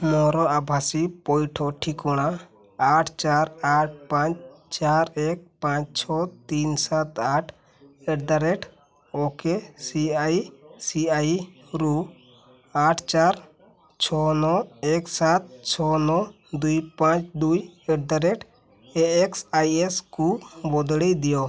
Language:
Odia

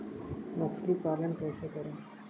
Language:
Hindi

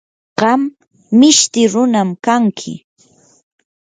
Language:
Yanahuanca Pasco Quechua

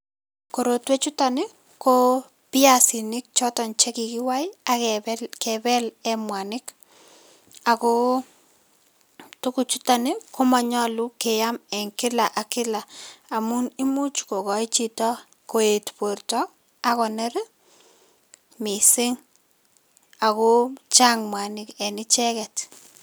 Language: Kalenjin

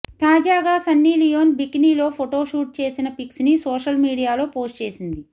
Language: Telugu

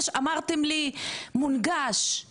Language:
Hebrew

